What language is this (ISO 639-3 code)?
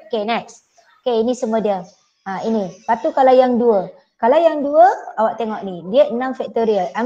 msa